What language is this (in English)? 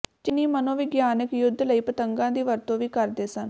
Punjabi